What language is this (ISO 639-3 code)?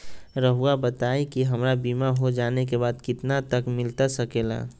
mag